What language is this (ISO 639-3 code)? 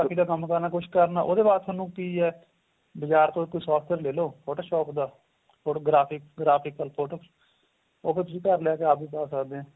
pan